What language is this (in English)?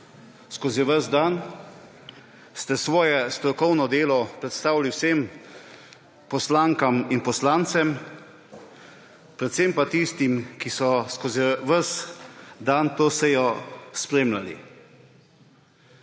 Slovenian